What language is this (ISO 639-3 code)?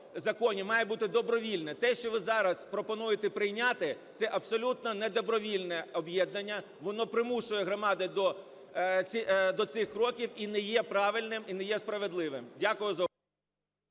ukr